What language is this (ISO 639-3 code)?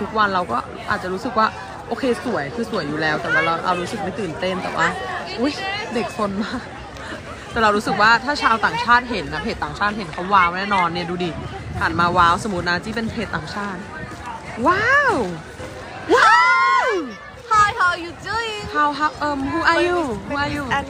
tha